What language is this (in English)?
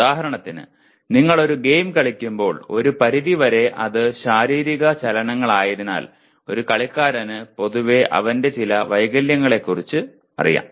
Malayalam